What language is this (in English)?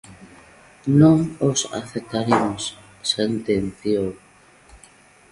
Galician